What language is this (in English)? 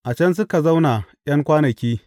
Hausa